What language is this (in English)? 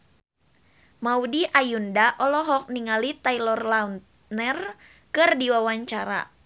Sundanese